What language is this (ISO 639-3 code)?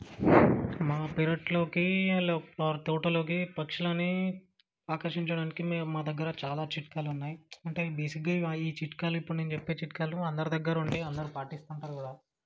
tel